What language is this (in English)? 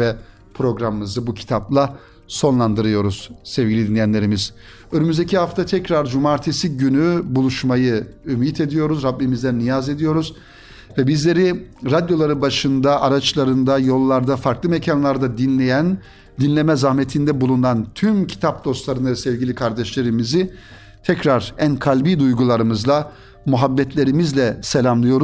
Turkish